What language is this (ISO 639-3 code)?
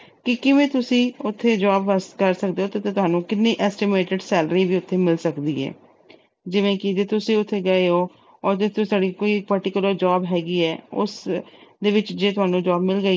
pan